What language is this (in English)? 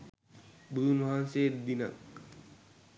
Sinhala